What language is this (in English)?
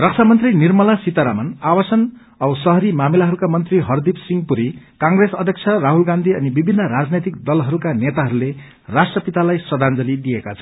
Nepali